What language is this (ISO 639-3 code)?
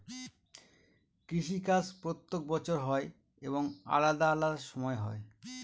ben